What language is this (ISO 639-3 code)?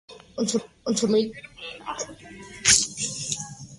spa